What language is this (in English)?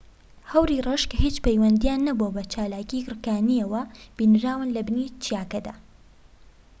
Central Kurdish